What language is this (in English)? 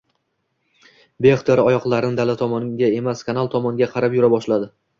Uzbek